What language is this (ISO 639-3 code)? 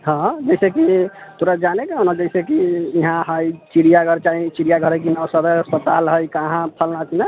mai